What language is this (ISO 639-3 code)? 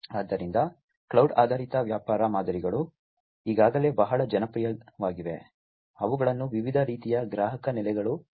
kan